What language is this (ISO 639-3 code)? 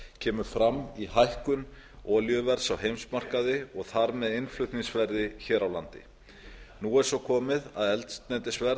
isl